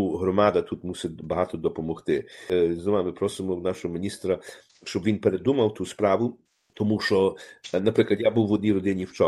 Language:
Ukrainian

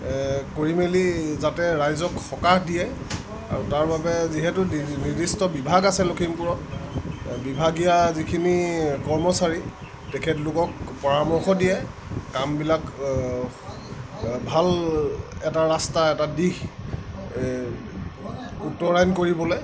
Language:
Assamese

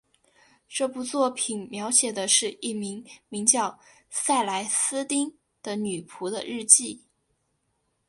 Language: Chinese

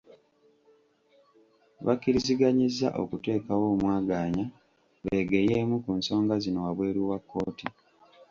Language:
Ganda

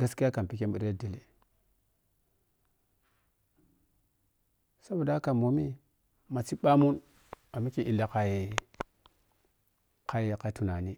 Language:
Piya-Kwonci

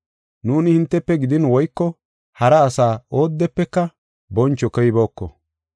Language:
Gofa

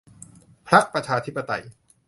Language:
Thai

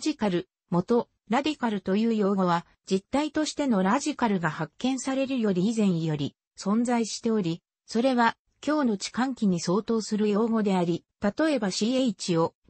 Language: Japanese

